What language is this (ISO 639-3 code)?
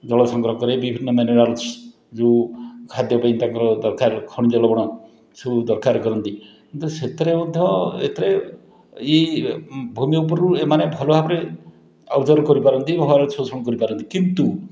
ori